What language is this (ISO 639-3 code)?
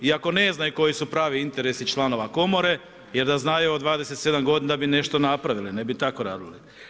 hrv